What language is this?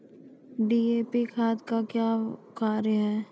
Maithili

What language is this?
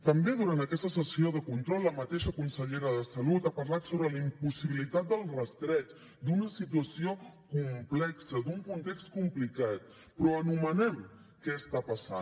Catalan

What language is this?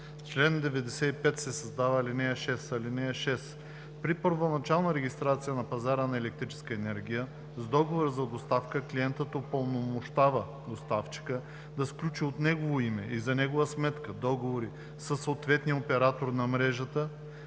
Bulgarian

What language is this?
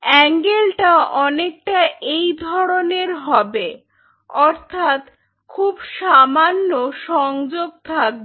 Bangla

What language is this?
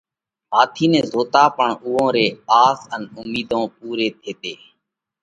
Parkari Koli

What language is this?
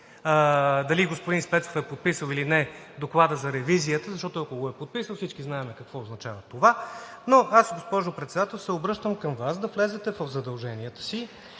Bulgarian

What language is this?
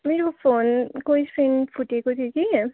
Nepali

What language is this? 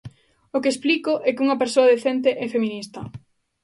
Galician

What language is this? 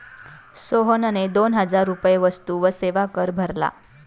Marathi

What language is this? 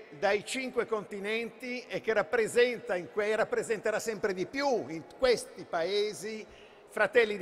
Italian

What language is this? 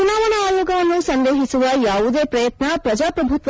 Kannada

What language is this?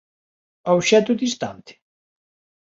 Galician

